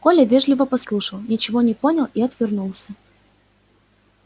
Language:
Russian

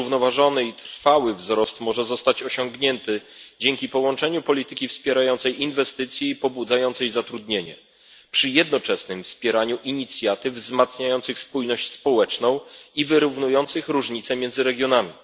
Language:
Polish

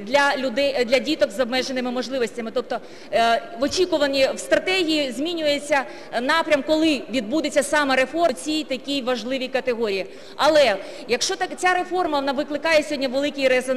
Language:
Ukrainian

